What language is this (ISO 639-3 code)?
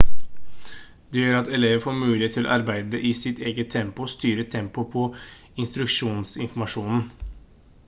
nob